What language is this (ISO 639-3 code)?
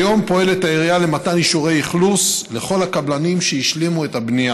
heb